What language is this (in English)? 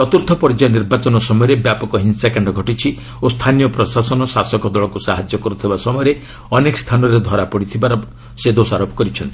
Odia